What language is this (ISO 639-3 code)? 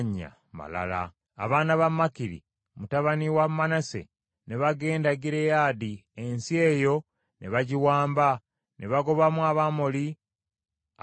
lug